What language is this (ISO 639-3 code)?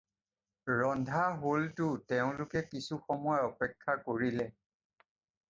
asm